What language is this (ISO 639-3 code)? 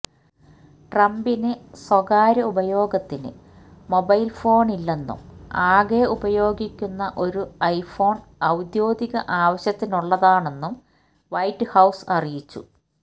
mal